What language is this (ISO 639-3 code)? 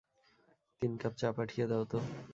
ben